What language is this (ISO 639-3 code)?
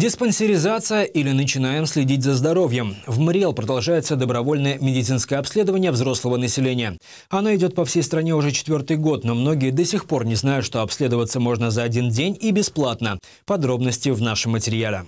rus